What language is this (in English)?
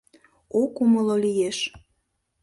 Mari